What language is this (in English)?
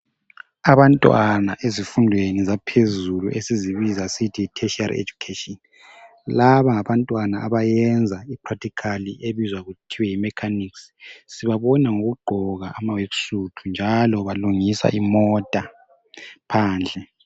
North Ndebele